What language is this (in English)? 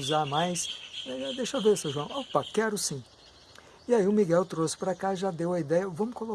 Portuguese